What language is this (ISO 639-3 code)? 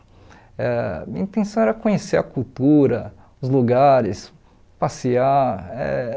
por